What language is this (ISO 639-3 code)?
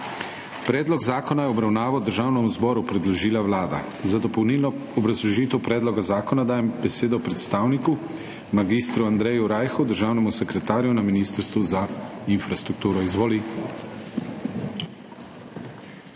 slv